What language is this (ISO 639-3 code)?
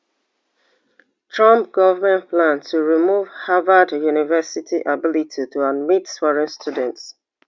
pcm